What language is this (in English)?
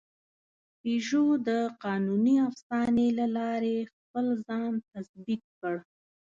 Pashto